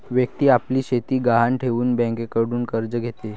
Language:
Marathi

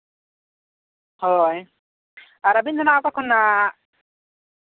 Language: Santali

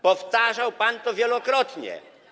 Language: Polish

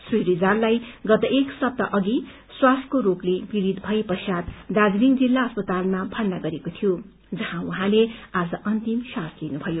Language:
Nepali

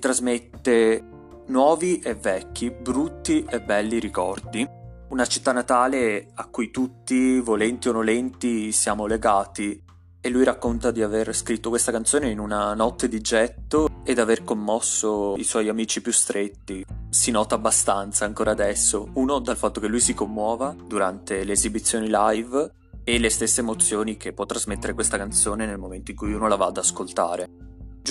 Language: Italian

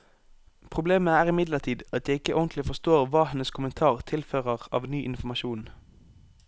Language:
Norwegian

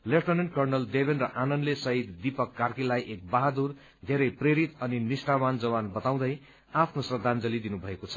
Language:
Nepali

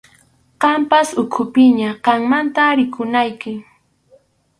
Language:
Arequipa-La Unión Quechua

